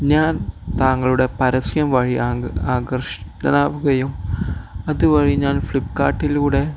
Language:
Malayalam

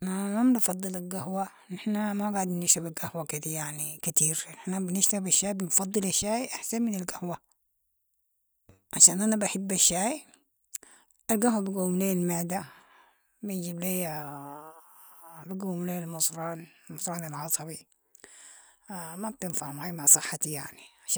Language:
Sudanese Arabic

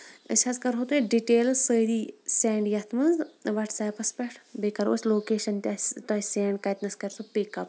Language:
Kashmiri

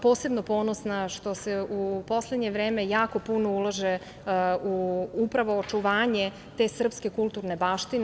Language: Serbian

